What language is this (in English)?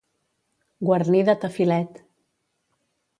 Catalan